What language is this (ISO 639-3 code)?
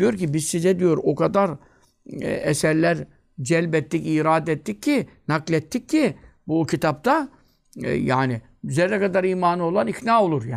tur